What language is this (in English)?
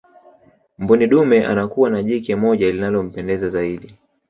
Swahili